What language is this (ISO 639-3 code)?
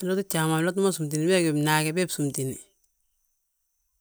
bjt